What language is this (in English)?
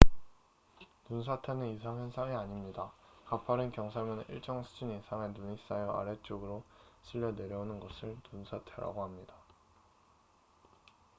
Korean